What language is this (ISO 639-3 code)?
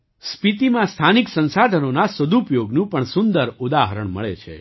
guj